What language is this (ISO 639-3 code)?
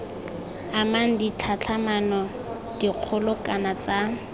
tsn